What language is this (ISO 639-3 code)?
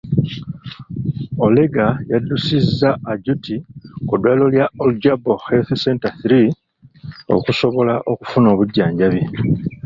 lug